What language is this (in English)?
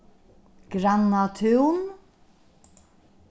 Faroese